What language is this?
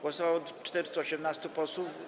Polish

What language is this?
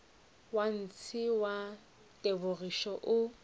Northern Sotho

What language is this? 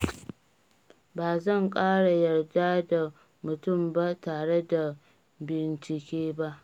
Hausa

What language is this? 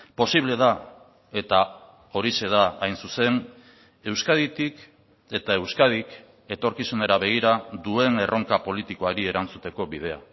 Basque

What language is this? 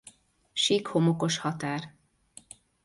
Hungarian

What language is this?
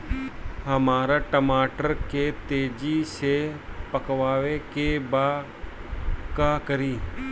Bhojpuri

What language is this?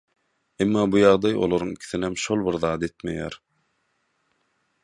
Turkmen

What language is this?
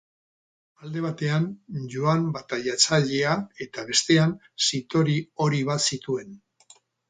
Basque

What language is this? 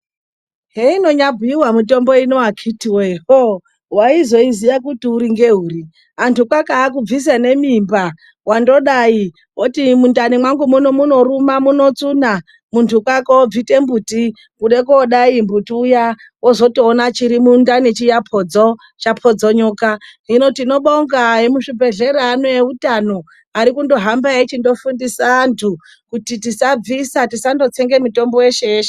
Ndau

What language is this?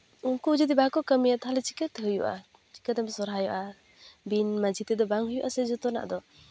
Santali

